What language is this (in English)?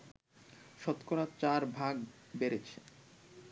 Bangla